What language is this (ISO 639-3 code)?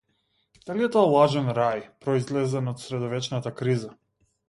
mkd